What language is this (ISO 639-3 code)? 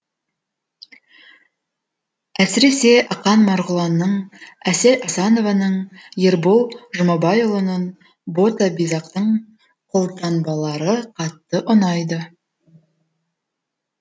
kaz